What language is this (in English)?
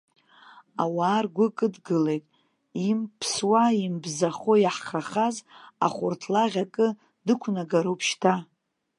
Abkhazian